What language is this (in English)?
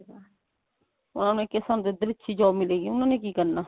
Punjabi